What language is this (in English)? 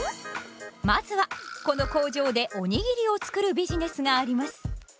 Japanese